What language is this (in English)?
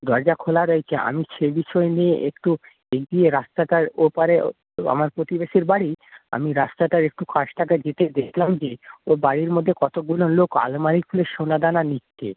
Bangla